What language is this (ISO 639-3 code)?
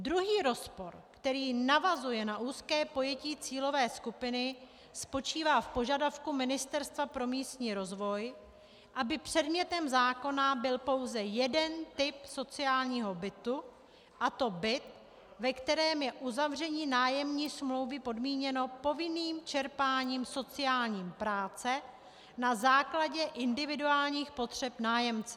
ces